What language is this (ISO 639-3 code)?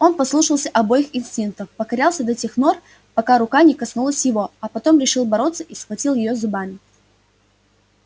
rus